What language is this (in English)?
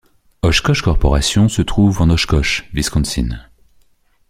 French